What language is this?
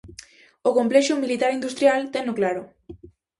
Galician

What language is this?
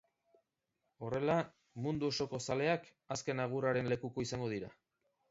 Basque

